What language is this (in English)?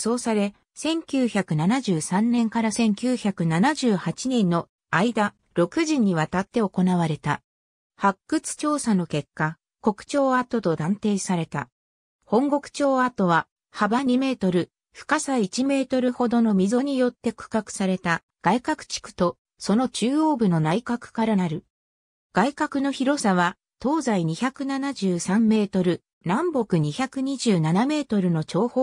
Japanese